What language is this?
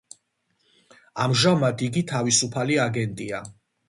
Georgian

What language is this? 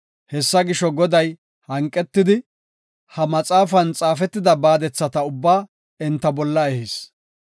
Gofa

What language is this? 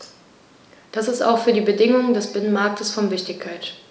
German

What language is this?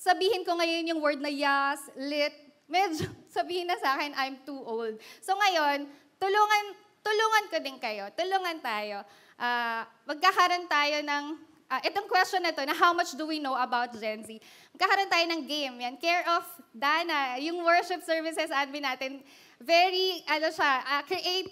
Filipino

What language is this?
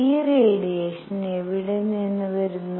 Malayalam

